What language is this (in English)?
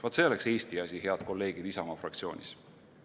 Estonian